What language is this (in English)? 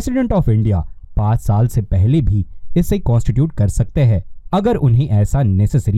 Hindi